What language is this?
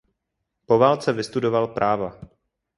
Czech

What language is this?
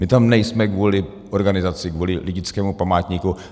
Czech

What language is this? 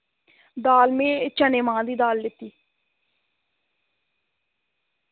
Dogri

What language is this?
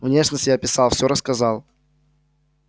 Russian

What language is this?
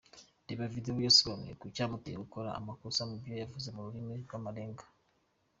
Kinyarwanda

